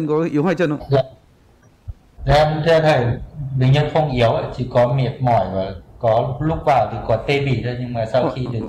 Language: Vietnamese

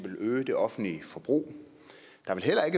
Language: Danish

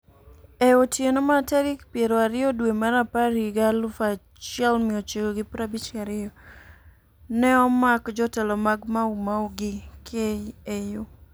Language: Luo (Kenya and Tanzania)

